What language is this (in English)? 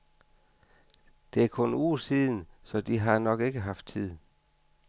Danish